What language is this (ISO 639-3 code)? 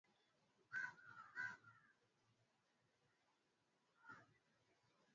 swa